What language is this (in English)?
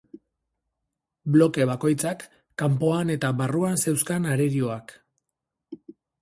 Basque